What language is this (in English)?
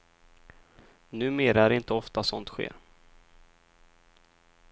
Swedish